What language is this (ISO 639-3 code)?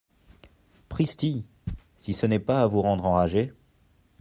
fra